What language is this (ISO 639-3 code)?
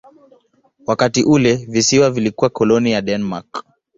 swa